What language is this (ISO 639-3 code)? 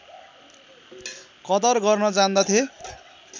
nep